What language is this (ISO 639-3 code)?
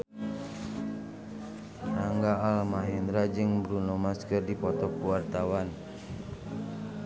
sun